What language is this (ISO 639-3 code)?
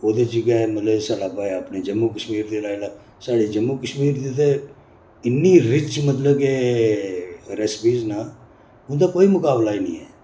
doi